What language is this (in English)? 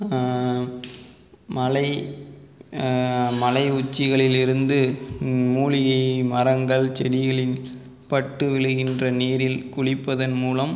Tamil